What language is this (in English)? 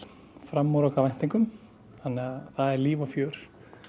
Icelandic